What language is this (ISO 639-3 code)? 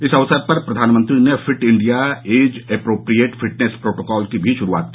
hin